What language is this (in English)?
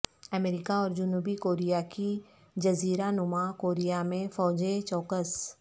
Urdu